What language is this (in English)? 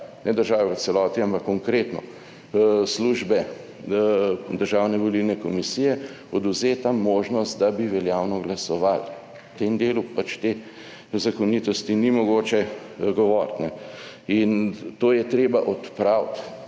Slovenian